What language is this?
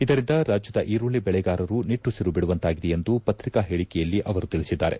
Kannada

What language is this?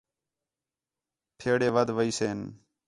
Khetrani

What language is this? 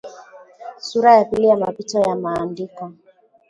Swahili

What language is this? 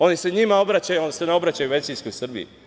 Serbian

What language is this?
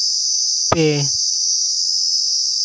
Santali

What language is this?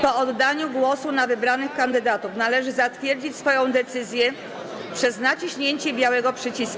Polish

